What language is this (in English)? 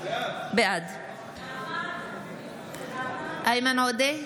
Hebrew